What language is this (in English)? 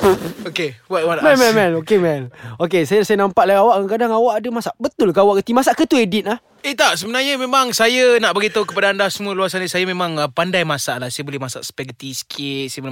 Malay